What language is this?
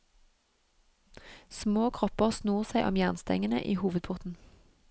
Norwegian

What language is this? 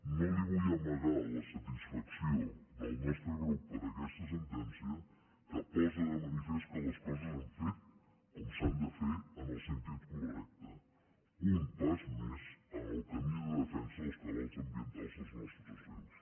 Catalan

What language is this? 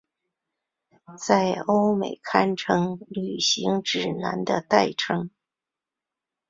Chinese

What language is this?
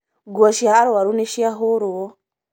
Kikuyu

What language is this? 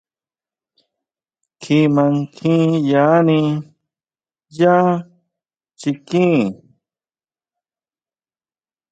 Huautla Mazatec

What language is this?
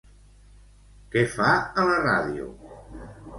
Catalan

